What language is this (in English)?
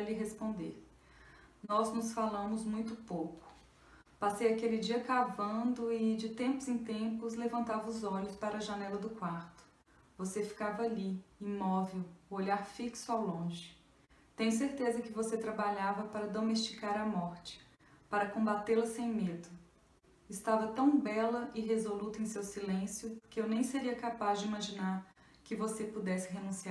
Portuguese